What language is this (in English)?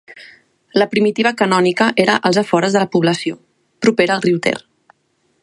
Catalan